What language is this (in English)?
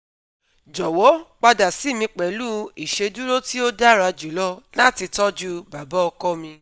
Yoruba